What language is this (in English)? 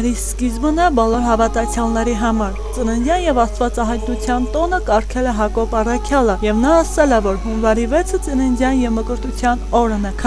Turkish